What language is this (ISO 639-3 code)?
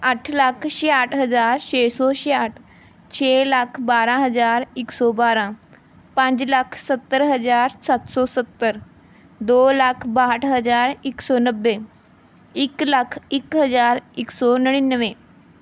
pan